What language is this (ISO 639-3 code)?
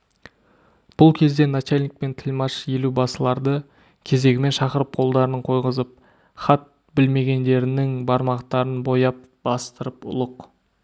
kaz